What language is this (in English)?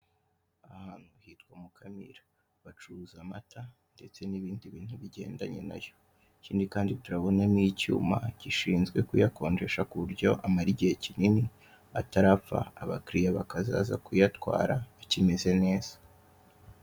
Kinyarwanda